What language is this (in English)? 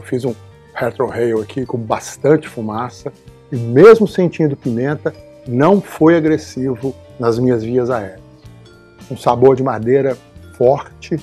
Portuguese